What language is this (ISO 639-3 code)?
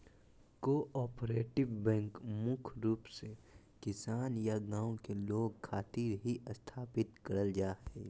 mag